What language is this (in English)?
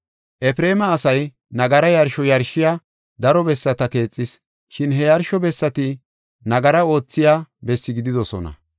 Gofa